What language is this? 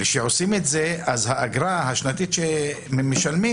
Hebrew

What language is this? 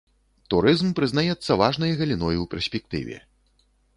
Belarusian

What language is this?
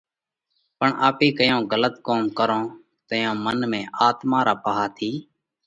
Parkari Koli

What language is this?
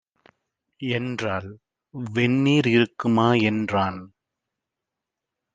Tamil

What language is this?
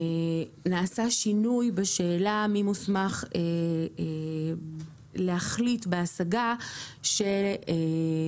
Hebrew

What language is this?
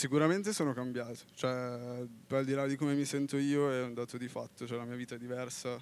Italian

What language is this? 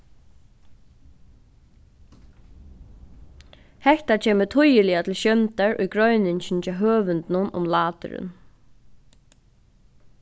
Faroese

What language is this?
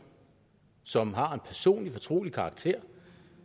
Danish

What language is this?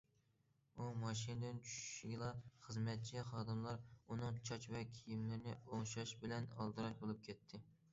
Uyghur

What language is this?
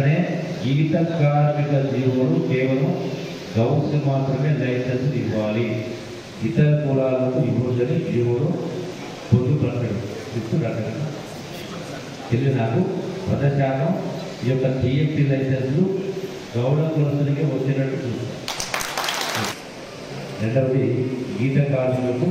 Telugu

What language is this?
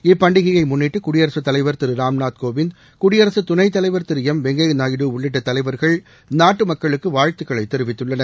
Tamil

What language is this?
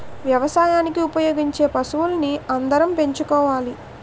Telugu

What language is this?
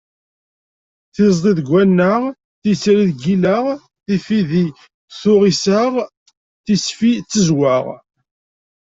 Kabyle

